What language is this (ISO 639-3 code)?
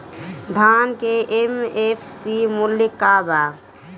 bho